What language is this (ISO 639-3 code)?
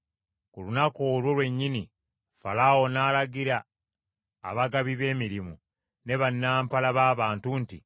lug